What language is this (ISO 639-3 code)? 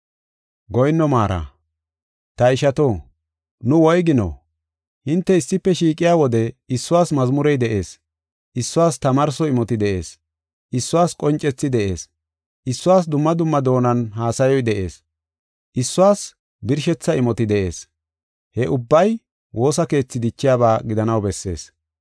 gof